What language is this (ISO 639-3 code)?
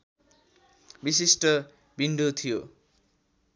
nep